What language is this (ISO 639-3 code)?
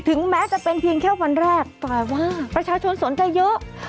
tha